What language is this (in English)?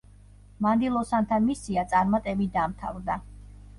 Georgian